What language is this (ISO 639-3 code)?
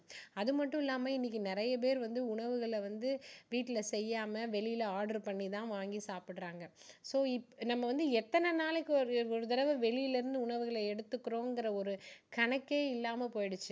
tam